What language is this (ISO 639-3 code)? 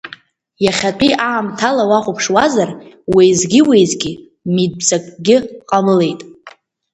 abk